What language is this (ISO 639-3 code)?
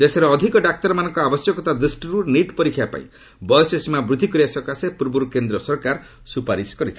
ori